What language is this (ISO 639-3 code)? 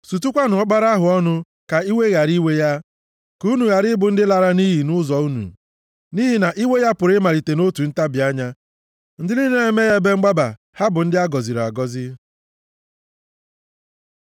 ibo